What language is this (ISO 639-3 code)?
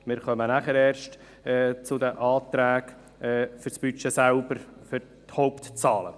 gsw